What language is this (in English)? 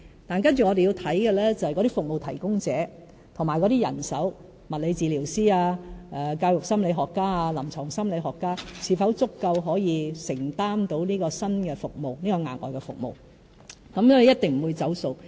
Cantonese